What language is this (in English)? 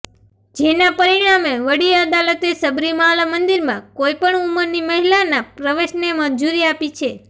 Gujarati